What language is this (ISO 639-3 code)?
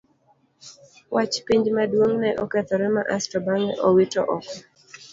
luo